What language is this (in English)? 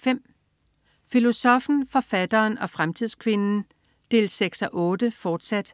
Danish